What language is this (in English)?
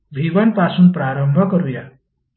Marathi